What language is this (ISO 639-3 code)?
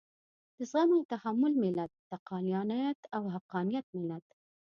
pus